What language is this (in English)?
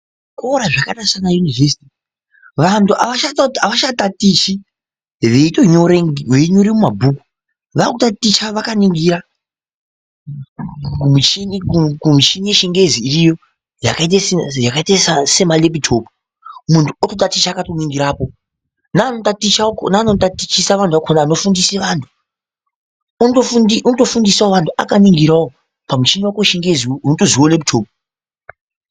Ndau